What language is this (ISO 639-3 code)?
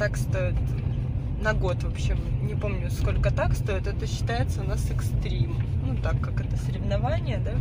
rus